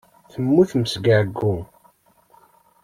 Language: Kabyle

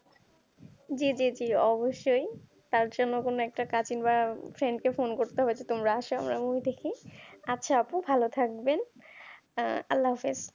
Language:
Bangla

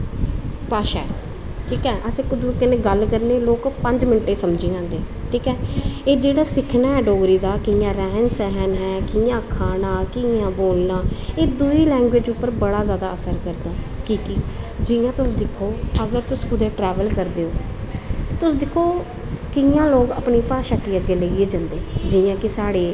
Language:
Dogri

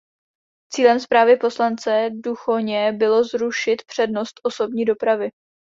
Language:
Czech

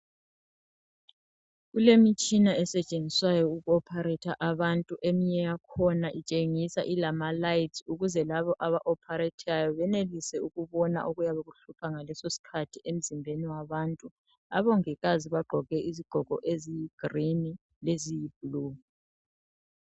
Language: North Ndebele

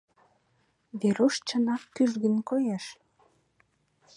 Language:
Mari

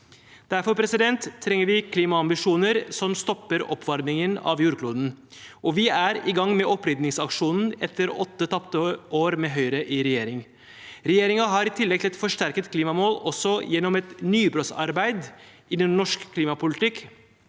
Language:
Norwegian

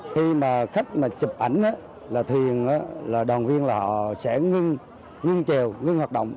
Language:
Vietnamese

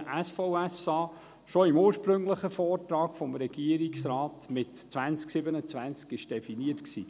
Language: Swiss German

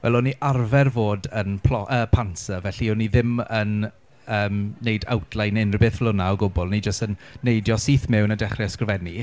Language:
Welsh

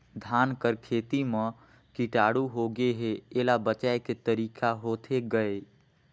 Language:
Chhattisgarhi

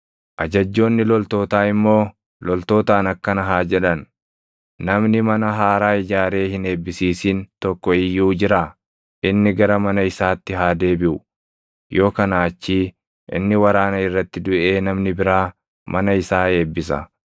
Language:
Oromo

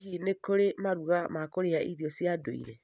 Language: Kikuyu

